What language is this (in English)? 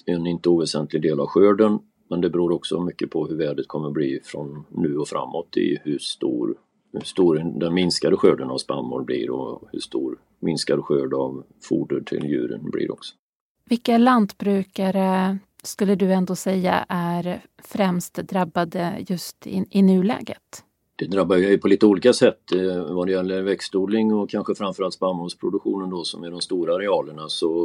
Swedish